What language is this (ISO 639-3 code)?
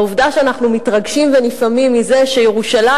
heb